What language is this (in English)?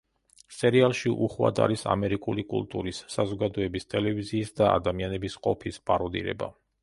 Georgian